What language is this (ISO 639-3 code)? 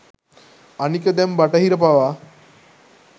sin